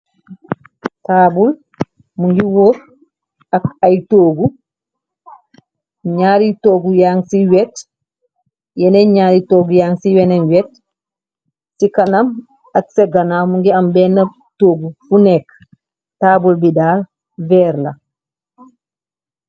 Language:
Wolof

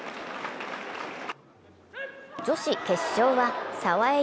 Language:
Japanese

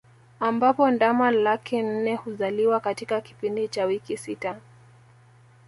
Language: Swahili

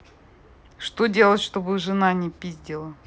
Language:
Russian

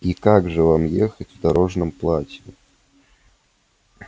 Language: Russian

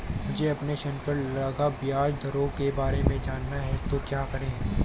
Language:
Hindi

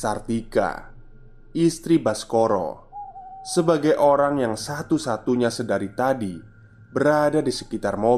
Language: Indonesian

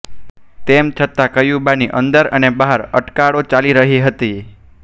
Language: Gujarati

